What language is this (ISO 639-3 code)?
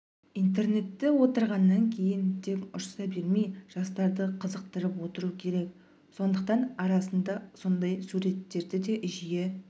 kaz